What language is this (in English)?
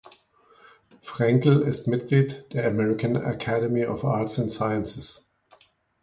German